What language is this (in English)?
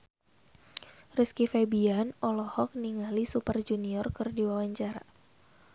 Sundanese